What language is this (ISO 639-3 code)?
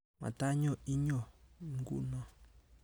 kln